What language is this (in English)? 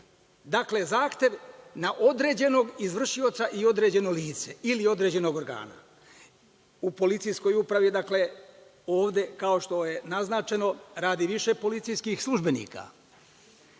Serbian